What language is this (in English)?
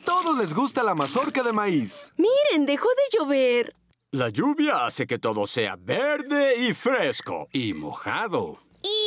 Spanish